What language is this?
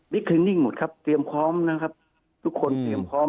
Thai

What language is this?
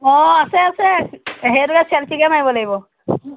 Assamese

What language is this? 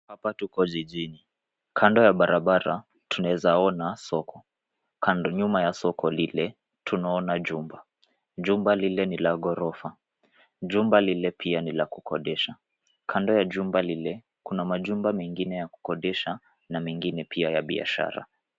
Swahili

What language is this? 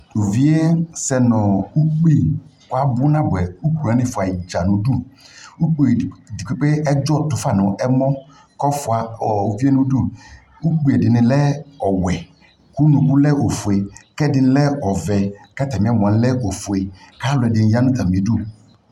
Ikposo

